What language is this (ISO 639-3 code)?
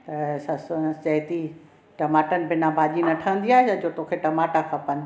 snd